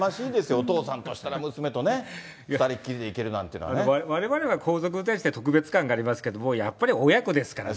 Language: Japanese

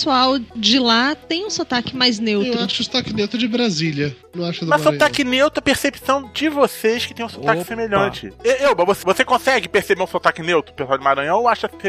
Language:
Portuguese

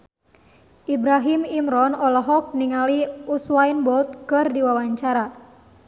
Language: Sundanese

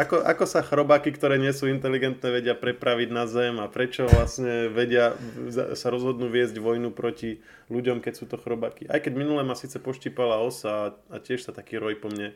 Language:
Slovak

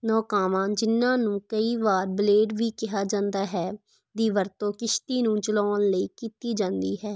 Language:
Punjabi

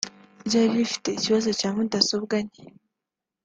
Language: Kinyarwanda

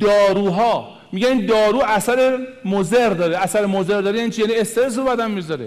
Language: Persian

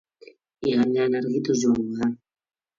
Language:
Basque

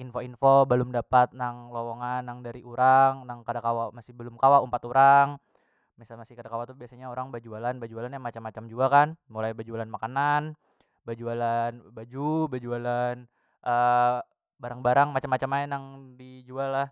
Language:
Banjar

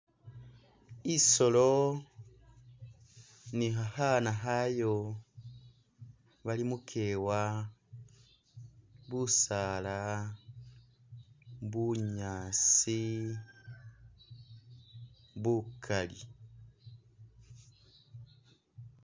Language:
Masaaba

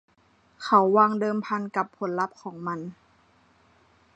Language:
Thai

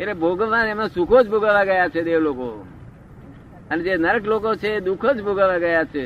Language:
Gujarati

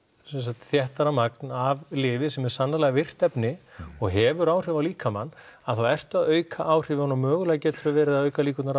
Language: Icelandic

